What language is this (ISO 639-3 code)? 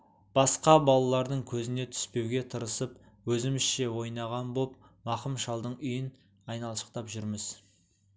kaz